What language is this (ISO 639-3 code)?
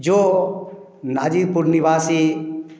hin